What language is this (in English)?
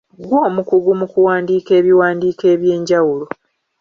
Ganda